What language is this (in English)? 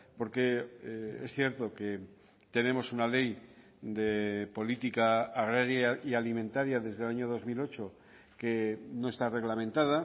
Spanish